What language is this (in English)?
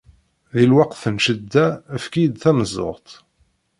Kabyle